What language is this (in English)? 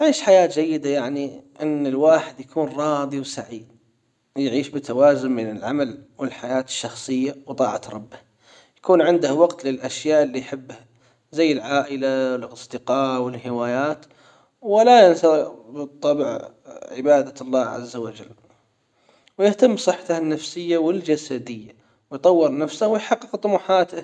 Hijazi Arabic